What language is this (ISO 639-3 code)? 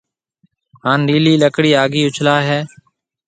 mve